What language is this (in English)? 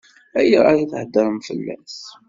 Kabyle